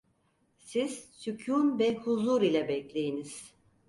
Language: Turkish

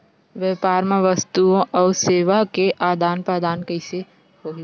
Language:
Chhattisgarhi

